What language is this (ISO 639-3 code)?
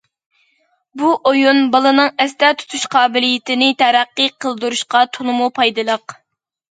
uig